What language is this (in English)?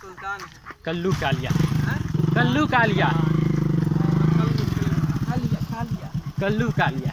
Thai